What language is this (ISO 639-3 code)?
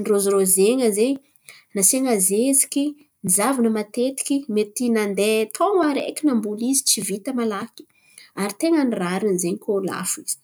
xmv